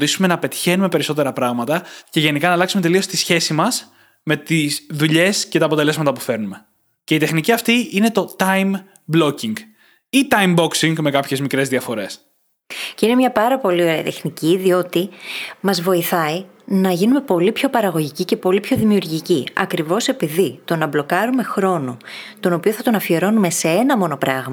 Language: Greek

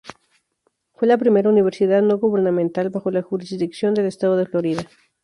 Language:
Spanish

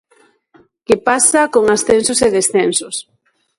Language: Galician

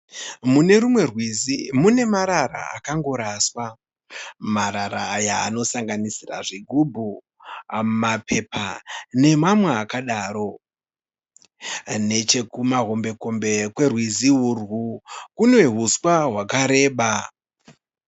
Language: Shona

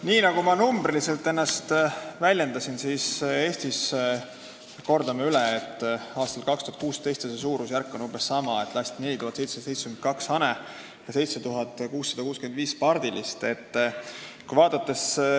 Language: Estonian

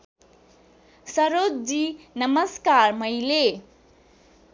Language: Nepali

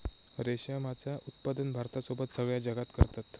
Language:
Marathi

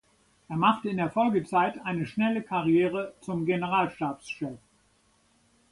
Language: German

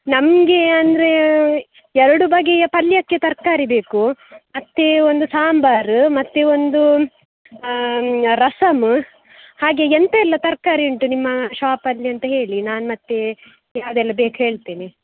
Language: Kannada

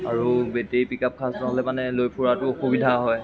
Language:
Assamese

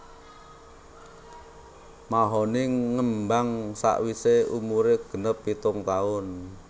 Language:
Javanese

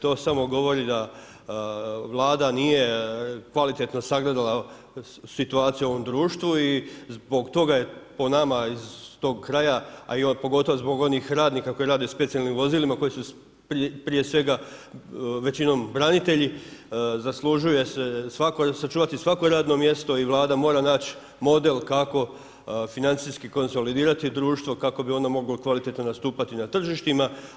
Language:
Croatian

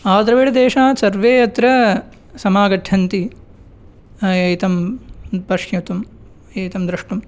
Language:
Sanskrit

